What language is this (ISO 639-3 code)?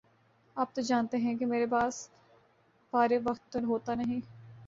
urd